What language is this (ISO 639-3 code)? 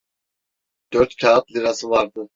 tur